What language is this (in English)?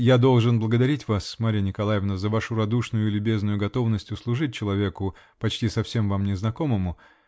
Russian